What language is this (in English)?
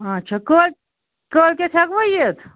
Kashmiri